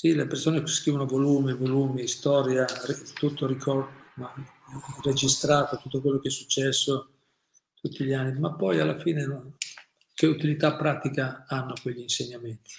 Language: Italian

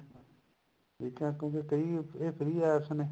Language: Punjabi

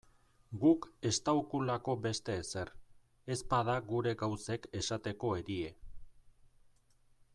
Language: Basque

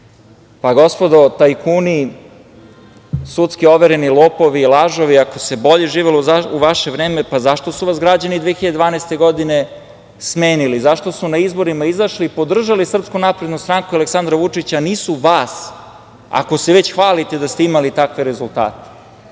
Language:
Serbian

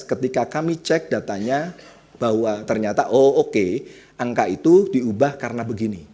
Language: Indonesian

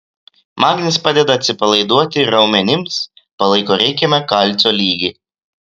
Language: Lithuanian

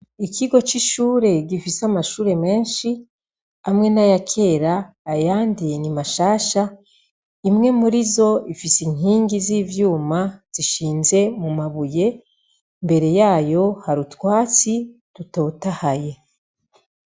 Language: Rundi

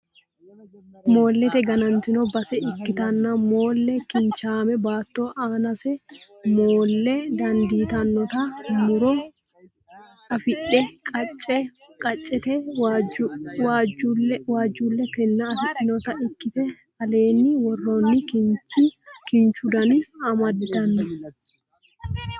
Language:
Sidamo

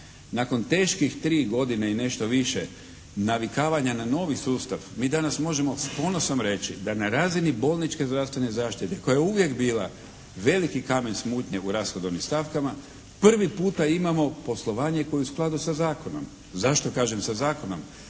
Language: Croatian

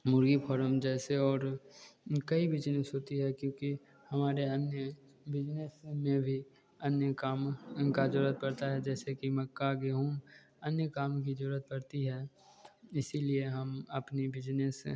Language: Hindi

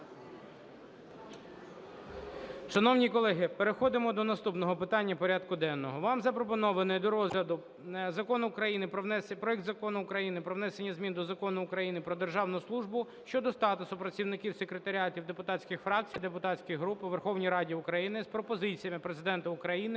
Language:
Ukrainian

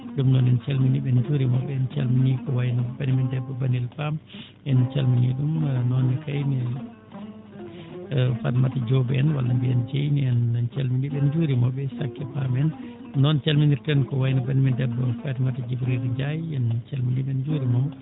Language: Fula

